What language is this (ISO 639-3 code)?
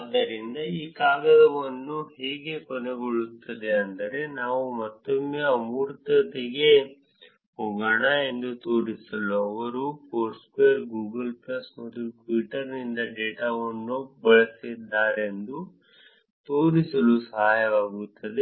kan